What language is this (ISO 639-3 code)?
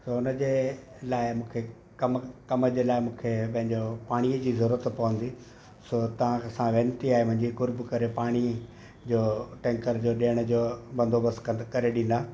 snd